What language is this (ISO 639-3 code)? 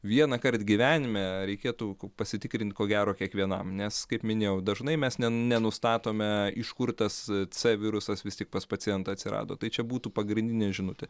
lit